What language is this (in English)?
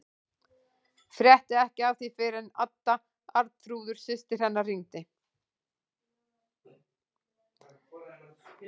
Icelandic